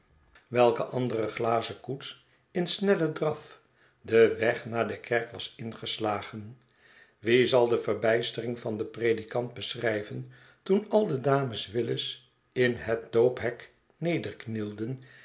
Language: Dutch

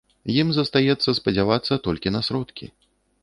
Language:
Belarusian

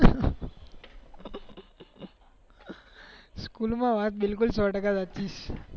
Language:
Gujarati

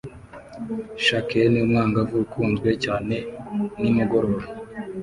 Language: Kinyarwanda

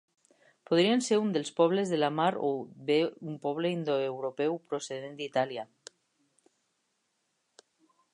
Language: Catalan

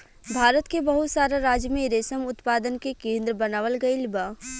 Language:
Bhojpuri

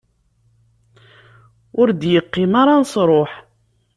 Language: Kabyle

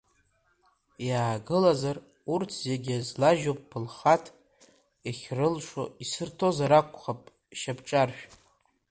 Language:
Abkhazian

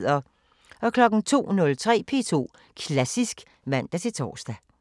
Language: Danish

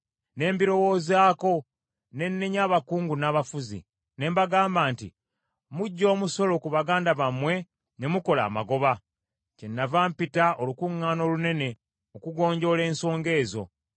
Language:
Ganda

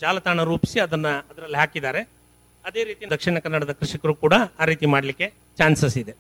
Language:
Kannada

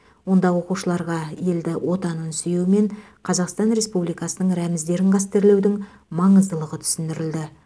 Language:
Kazakh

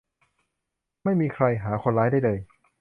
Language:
Thai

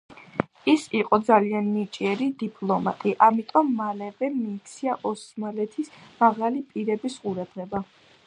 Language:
Georgian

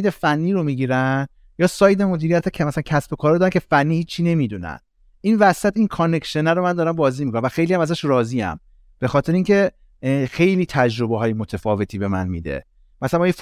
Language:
Persian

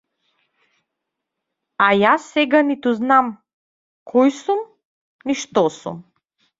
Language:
Macedonian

